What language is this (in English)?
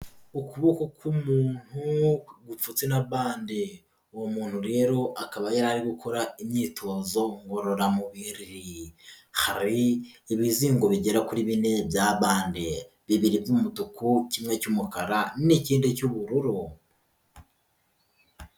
Kinyarwanda